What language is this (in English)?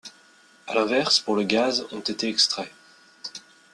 French